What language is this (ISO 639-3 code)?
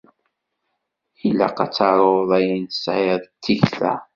kab